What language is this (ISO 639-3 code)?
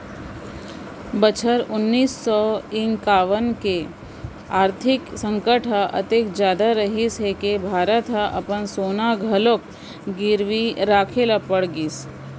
hne